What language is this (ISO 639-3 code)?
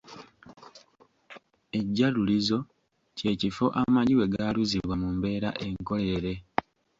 lug